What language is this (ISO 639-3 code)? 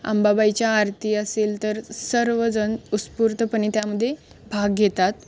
mar